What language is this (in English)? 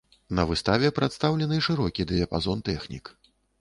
Belarusian